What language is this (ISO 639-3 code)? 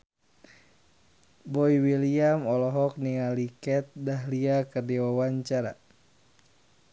sun